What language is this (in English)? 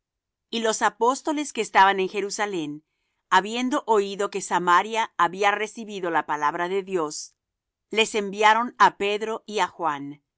Spanish